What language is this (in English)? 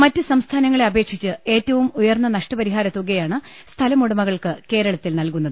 Malayalam